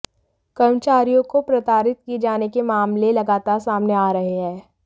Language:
Hindi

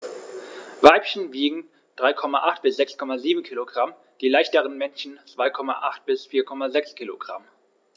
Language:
German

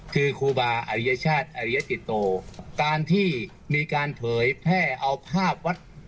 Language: Thai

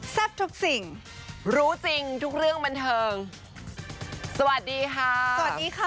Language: Thai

